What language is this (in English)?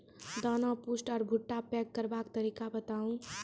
Maithili